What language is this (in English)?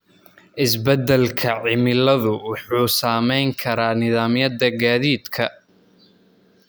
Somali